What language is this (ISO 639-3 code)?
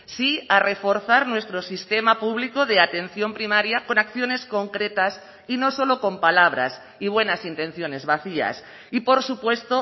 spa